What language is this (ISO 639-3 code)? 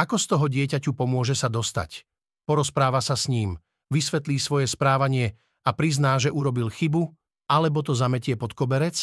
slk